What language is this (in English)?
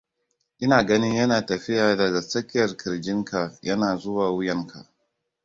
Hausa